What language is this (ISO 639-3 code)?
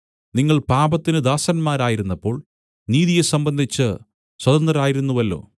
mal